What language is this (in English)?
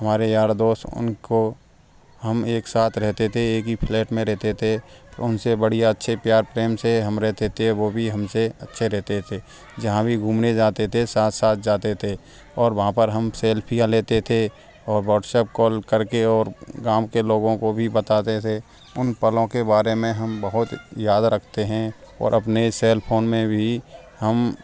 Hindi